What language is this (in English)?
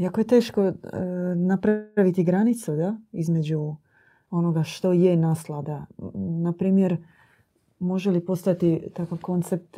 Croatian